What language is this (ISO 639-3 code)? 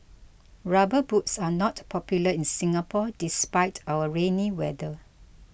eng